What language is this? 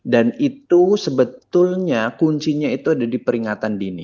Indonesian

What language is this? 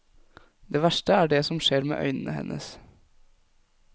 Norwegian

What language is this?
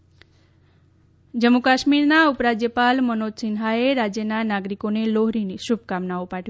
Gujarati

